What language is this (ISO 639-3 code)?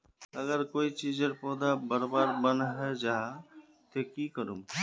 mag